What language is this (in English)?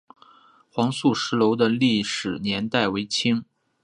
Chinese